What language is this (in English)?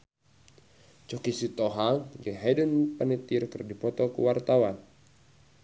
Sundanese